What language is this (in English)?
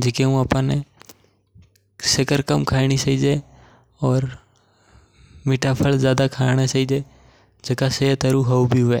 Mewari